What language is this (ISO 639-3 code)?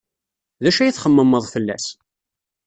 kab